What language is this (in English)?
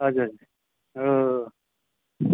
Nepali